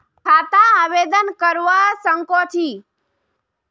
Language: Magahi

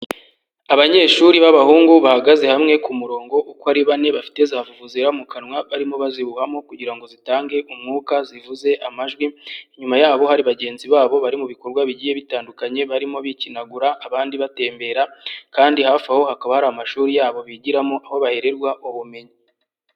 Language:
Kinyarwanda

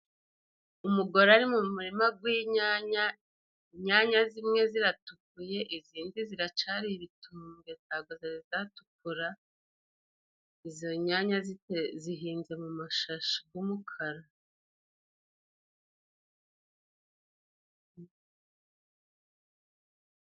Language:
Kinyarwanda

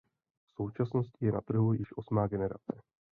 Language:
Czech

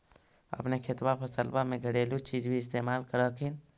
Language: Magahi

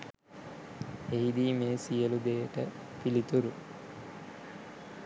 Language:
Sinhala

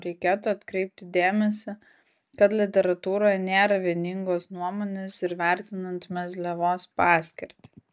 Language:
Lithuanian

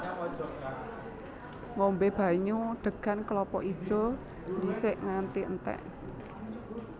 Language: Javanese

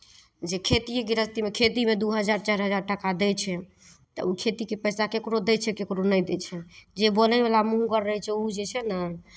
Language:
Maithili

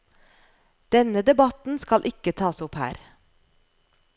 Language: Norwegian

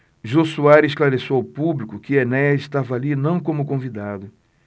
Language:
Portuguese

